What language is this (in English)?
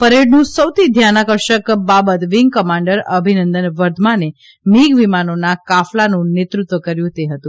Gujarati